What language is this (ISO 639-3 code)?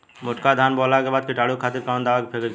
bho